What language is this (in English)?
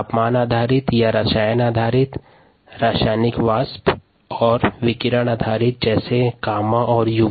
Hindi